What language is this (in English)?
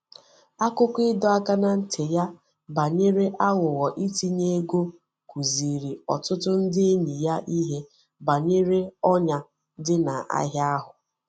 Igbo